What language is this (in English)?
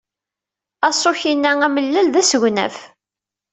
Kabyle